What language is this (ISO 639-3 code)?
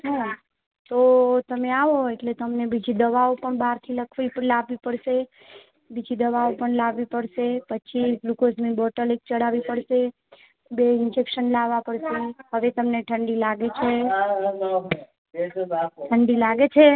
guj